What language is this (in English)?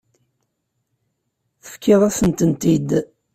Kabyle